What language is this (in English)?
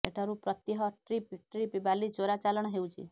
Odia